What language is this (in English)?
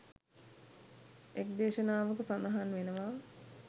Sinhala